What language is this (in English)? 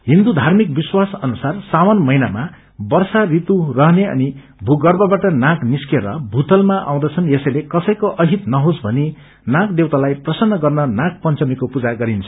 Nepali